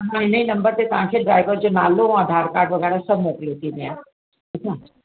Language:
Sindhi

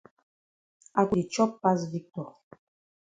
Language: Cameroon Pidgin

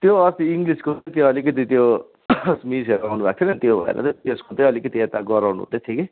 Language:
Nepali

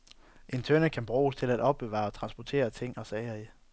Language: Danish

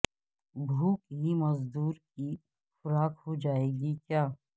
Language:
Urdu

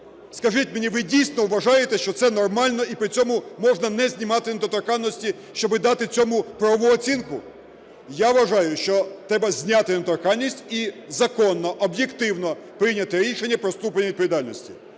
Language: Ukrainian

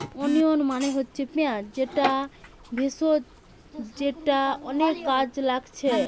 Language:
Bangla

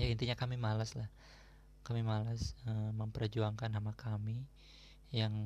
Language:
Indonesian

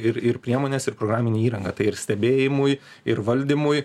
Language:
Lithuanian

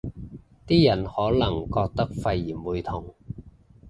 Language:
Cantonese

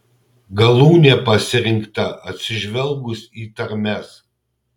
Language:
Lithuanian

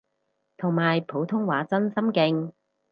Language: Cantonese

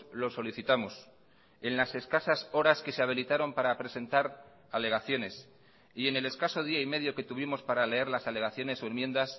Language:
Spanish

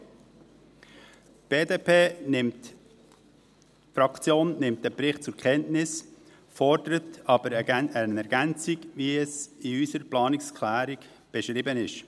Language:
Swiss German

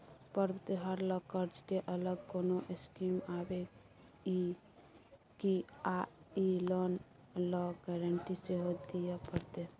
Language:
Maithili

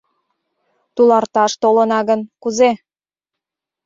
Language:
Mari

